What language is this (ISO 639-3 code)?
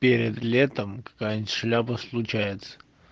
rus